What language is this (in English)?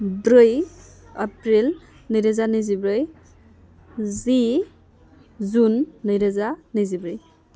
Bodo